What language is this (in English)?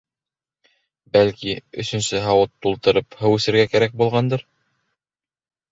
Bashkir